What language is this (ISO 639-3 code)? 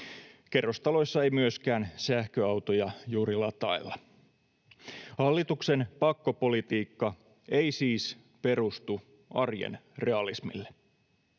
fin